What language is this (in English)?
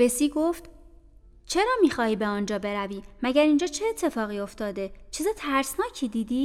Persian